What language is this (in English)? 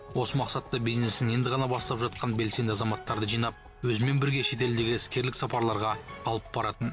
Kazakh